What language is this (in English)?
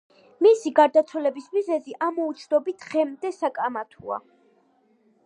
Georgian